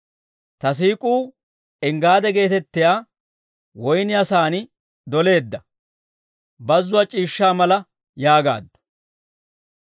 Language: Dawro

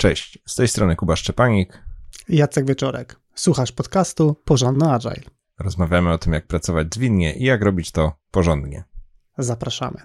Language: Polish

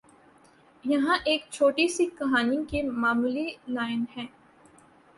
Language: Urdu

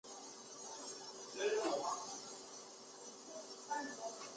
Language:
Chinese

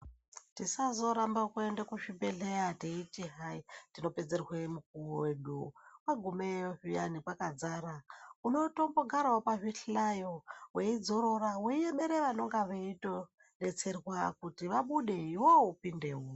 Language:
Ndau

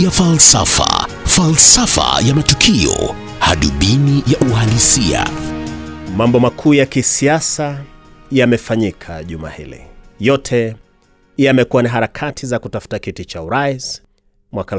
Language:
Swahili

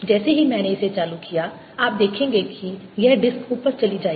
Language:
Hindi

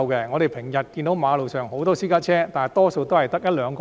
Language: Cantonese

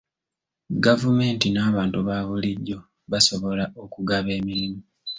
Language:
Ganda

